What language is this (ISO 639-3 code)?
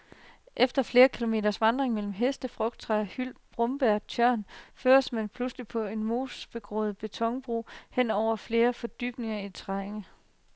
dan